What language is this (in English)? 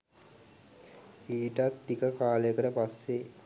Sinhala